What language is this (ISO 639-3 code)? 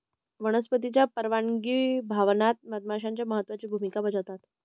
mar